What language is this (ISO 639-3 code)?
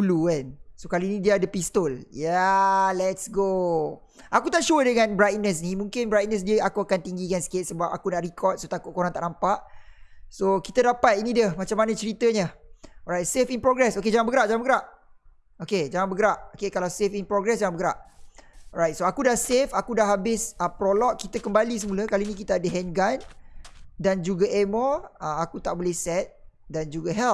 msa